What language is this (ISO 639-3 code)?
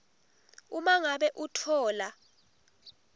ssw